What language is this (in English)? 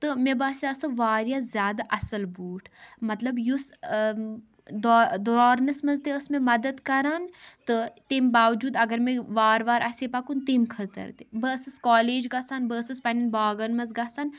Kashmiri